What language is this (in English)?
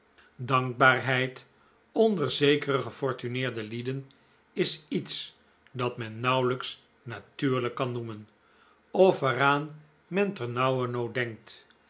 Dutch